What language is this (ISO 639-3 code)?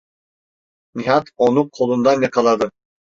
tur